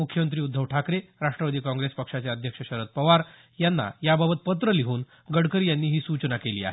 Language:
Marathi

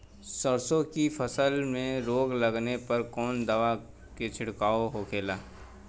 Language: Bhojpuri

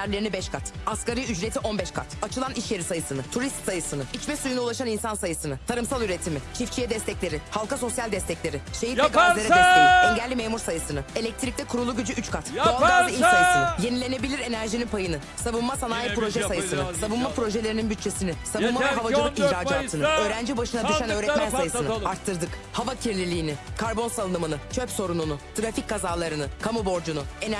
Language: Turkish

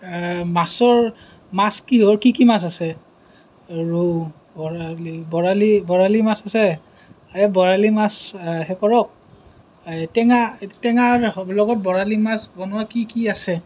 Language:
Assamese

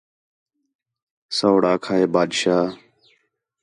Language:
Khetrani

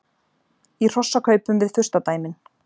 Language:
Icelandic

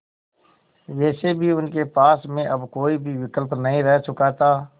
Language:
Hindi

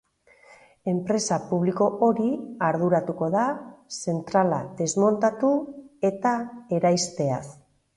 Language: Basque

